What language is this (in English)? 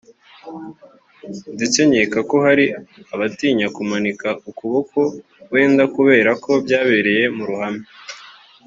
Kinyarwanda